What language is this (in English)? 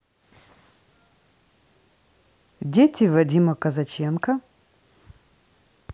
Russian